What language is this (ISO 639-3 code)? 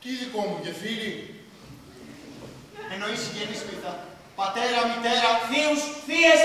ell